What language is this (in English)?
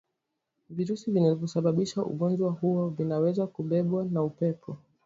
Swahili